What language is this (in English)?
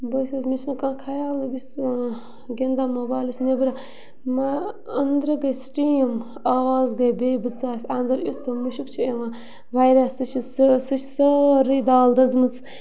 Kashmiri